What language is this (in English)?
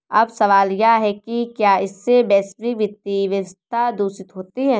Hindi